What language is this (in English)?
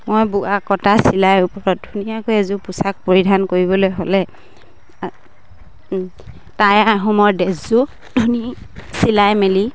Assamese